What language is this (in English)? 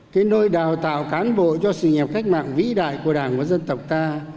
Vietnamese